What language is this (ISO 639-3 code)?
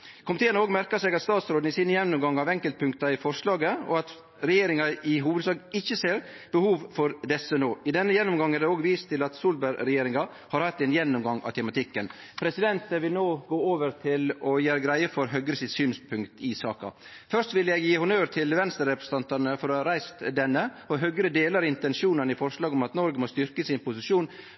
nno